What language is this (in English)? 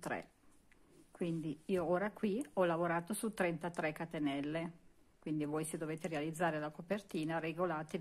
Italian